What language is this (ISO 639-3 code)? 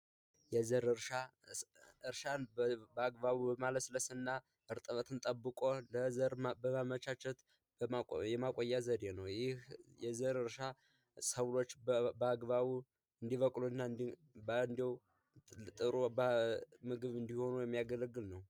amh